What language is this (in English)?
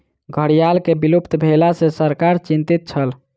Maithili